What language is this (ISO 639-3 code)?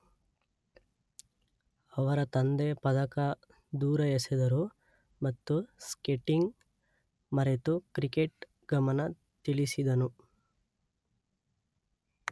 kan